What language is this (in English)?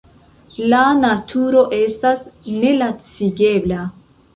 Esperanto